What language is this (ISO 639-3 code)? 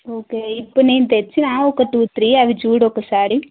tel